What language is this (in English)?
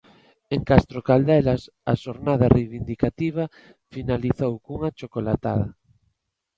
Galician